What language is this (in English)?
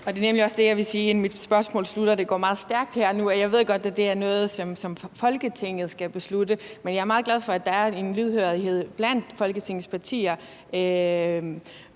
Danish